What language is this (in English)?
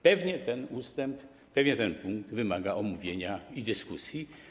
Polish